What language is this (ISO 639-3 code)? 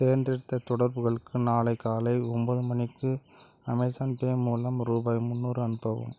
tam